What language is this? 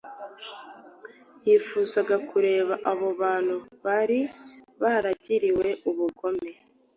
Kinyarwanda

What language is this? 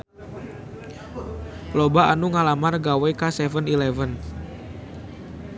Sundanese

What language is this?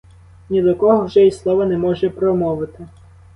Ukrainian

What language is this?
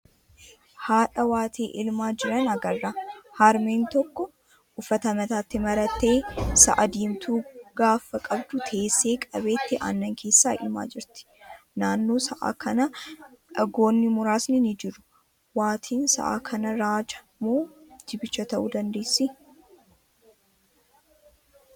Oromo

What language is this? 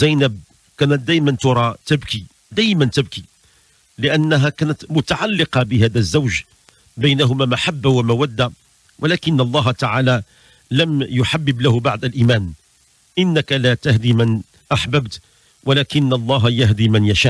Arabic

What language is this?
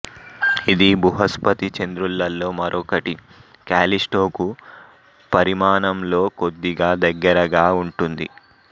Telugu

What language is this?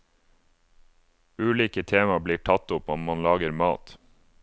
Norwegian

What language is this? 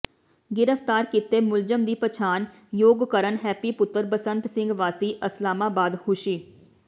Punjabi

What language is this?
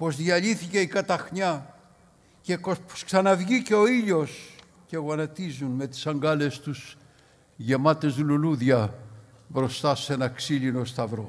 Greek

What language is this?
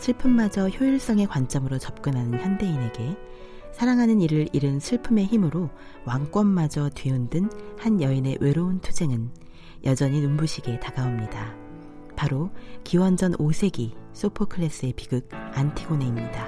Korean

